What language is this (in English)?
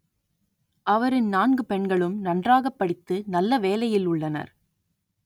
Tamil